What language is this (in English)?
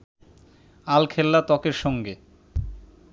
Bangla